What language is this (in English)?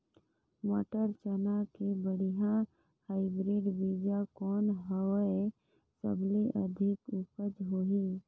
Chhattisgarhi